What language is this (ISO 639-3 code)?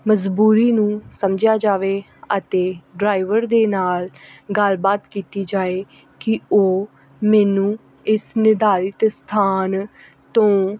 pan